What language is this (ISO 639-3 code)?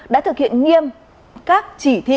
vie